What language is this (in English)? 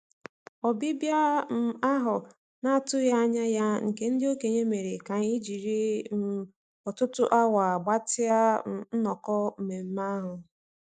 Igbo